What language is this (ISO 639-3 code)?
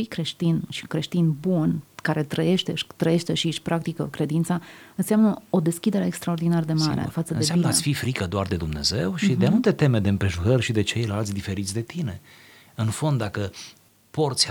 ron